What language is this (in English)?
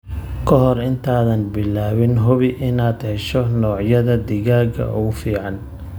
Somali